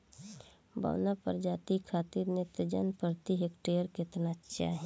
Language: Bhojpuri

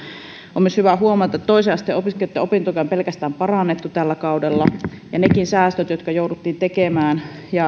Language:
Finnish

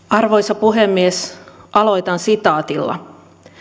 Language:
Finnish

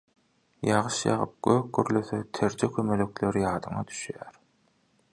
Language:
Turkmen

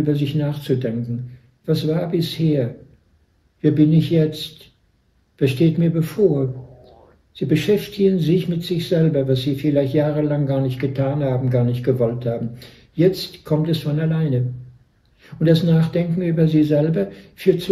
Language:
German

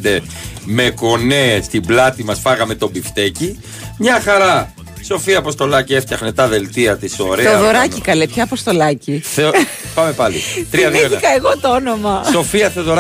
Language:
Greek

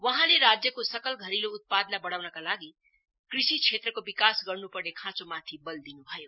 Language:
Nepali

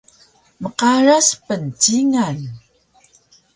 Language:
Taroko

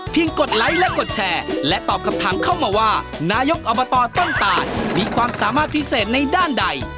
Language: Thai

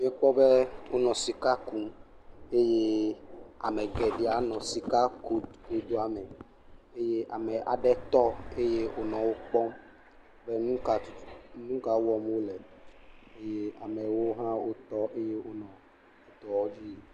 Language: Ewe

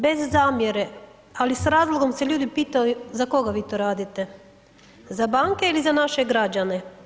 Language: Croatian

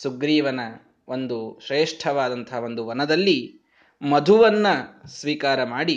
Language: Kannada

